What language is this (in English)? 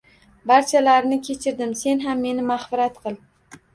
Uzbek